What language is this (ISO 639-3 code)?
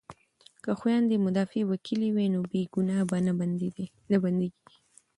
pus